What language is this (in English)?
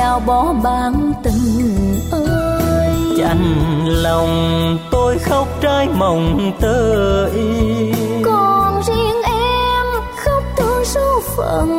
Vietnamese